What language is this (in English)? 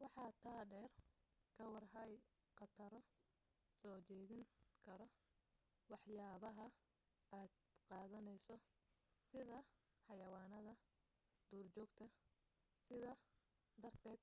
Somali